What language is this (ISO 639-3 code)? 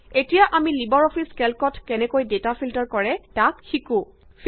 asm